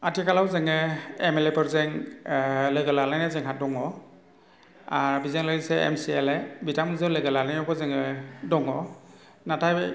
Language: Bodo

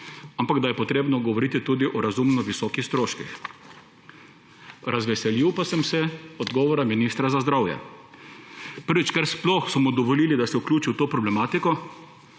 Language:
Slovenian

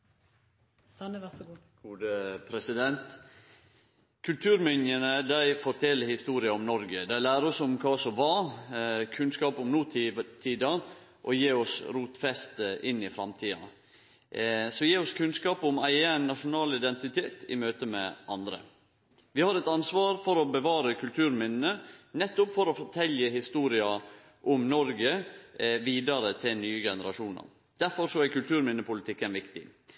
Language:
Norwegian Nynorsk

